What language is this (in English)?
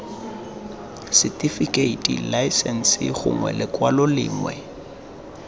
Tswana